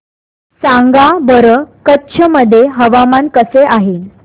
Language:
Marathi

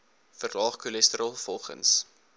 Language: Afrikaans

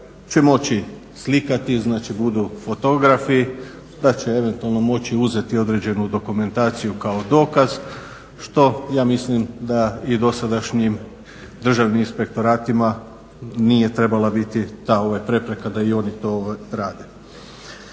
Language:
Croatian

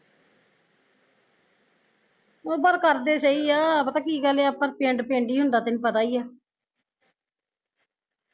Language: Punjabi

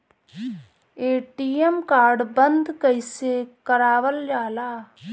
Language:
Bhojpuri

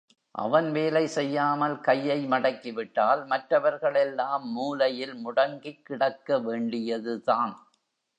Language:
Tamil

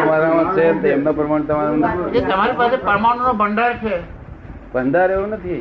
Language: Gujarati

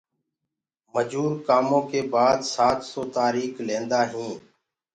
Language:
Gurgula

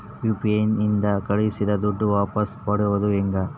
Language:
Kannada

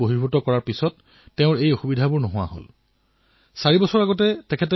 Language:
Assamese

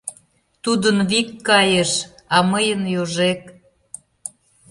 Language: Mari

